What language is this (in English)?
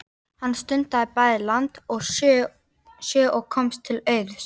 Icelandic